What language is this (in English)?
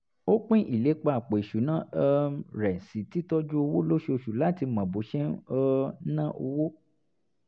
Yoruba